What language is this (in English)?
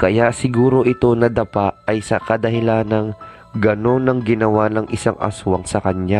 Filipino